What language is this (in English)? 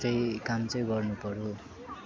Nepali